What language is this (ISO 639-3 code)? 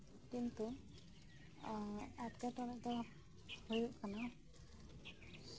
sat